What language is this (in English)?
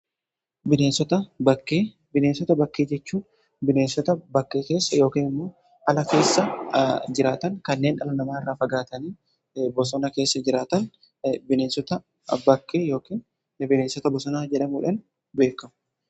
Oromo